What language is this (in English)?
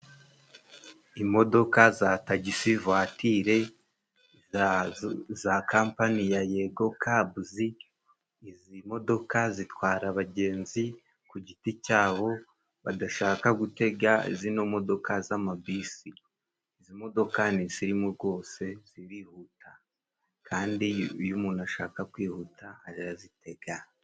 Kinyarwanda